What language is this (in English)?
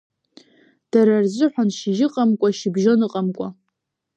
Abkhazian